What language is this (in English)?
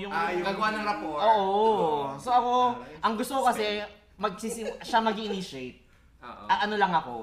Filipino